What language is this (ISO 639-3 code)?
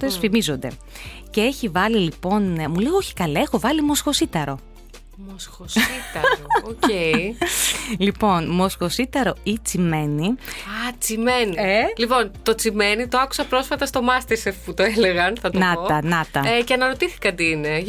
ell